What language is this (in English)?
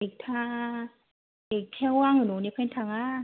Bodo